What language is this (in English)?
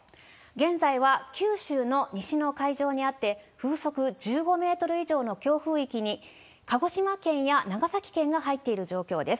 Japanese